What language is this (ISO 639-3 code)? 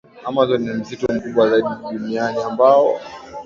swa